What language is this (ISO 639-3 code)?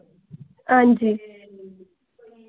doi